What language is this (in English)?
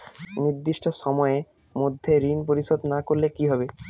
Bangla